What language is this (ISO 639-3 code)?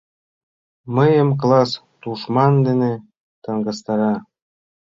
chm